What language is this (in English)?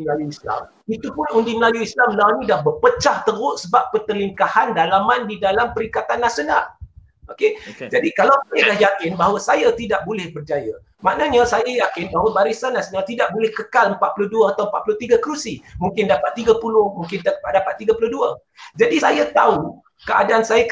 Malay